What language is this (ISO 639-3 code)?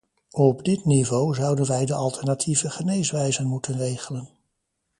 nld